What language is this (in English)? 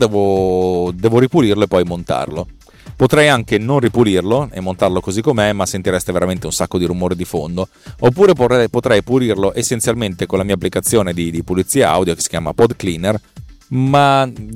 Italian